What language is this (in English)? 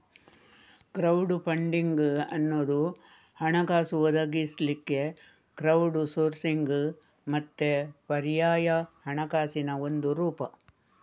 Kannada